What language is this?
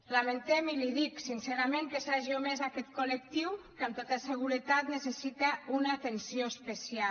Catalan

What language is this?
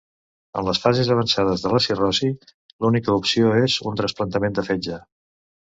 Catalan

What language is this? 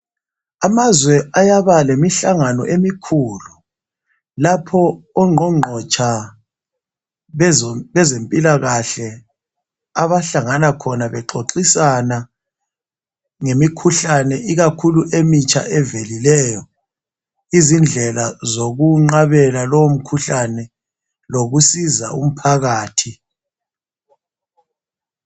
North Ndebele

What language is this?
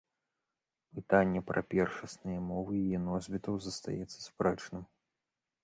Belarusian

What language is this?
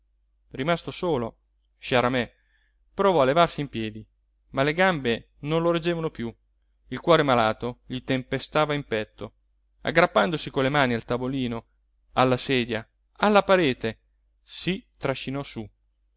Italian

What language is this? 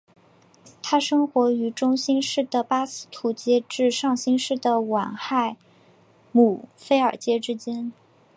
Chinese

